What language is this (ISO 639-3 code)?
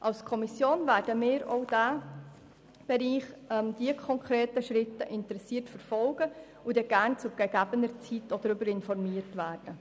gsw